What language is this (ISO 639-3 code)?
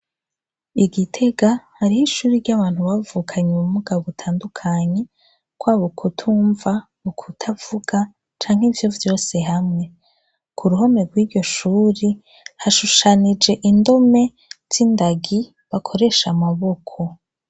run